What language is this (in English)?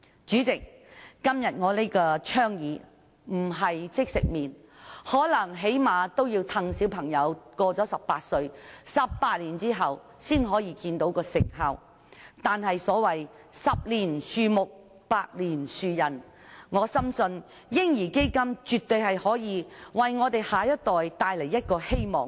Cantonese